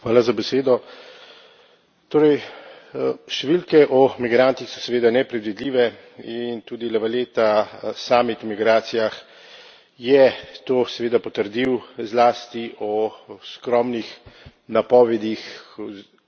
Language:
Slovenian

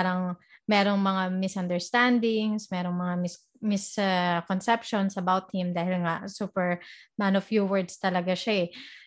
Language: Filipino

